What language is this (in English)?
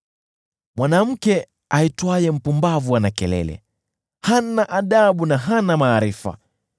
Swahili